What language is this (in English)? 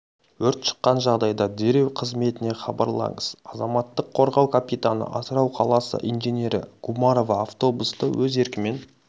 Kazakh